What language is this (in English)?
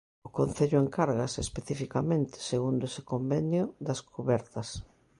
Galician